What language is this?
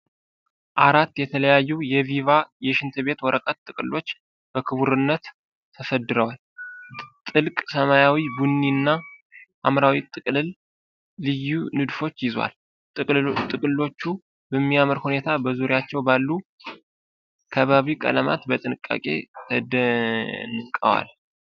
Amharic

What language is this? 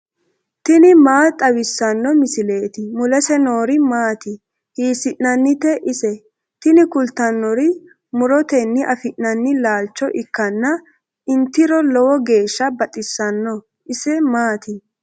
Sidamo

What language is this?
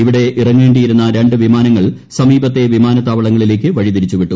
Malayalam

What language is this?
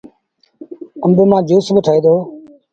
Sindhi Bhil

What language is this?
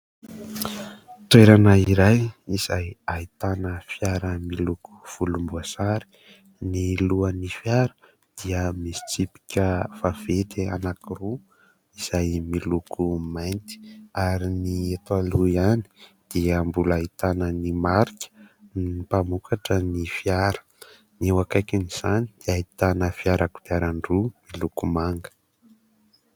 Malagasy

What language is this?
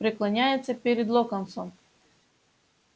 Russian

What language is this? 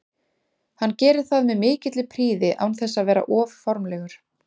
Icelandic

